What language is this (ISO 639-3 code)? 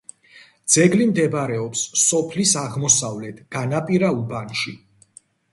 kat